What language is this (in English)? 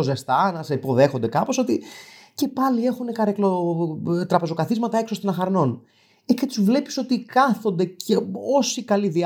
Greek